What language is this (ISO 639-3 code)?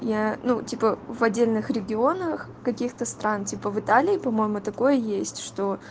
rus